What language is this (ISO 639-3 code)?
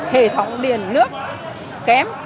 vie